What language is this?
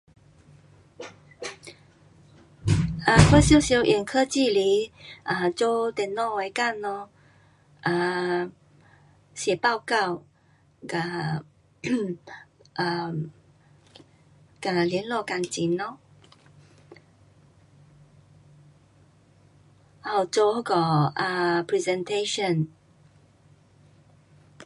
Pu-Xian Chinese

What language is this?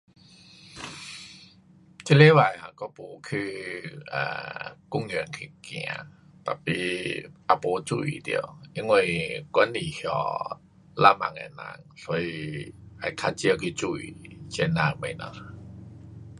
Pu-Xian Chinese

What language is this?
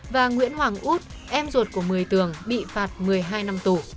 Vietnamese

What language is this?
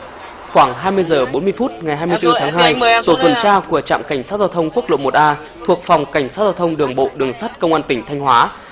Vietnamese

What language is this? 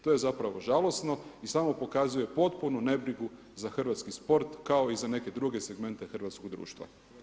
Croatian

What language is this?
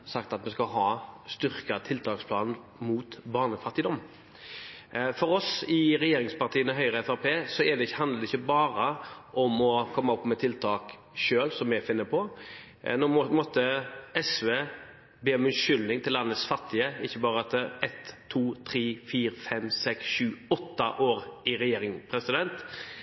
Norwegian Bokmål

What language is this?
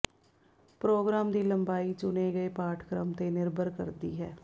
Punjabi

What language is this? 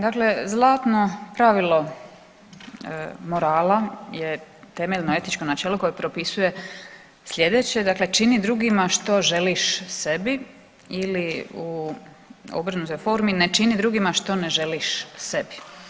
Croatian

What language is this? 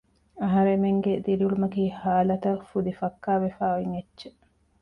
Divehi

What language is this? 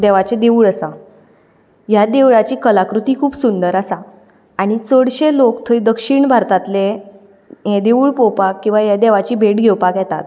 Konkani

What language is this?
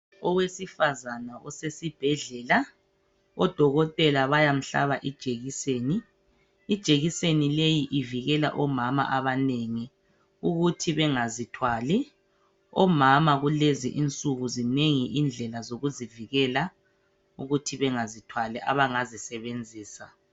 North Ndebele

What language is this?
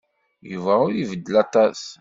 Kabyle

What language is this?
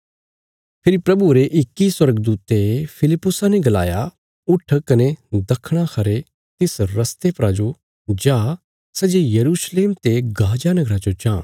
Bilaspuri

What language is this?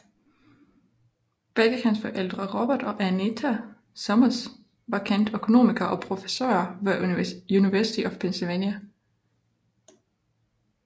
Danish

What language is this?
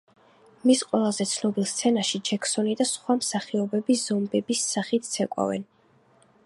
Georgian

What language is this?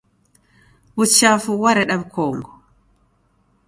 Taita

